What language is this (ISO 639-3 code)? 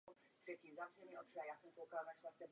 ces